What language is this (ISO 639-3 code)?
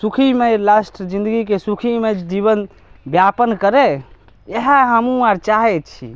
mai